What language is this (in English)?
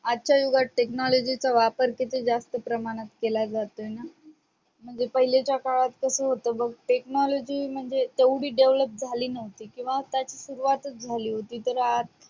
Marathi